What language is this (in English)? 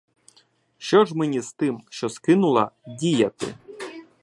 Ukrainian